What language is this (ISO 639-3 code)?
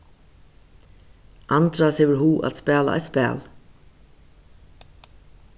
fao